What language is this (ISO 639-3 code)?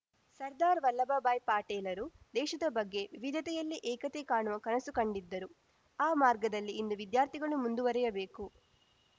kan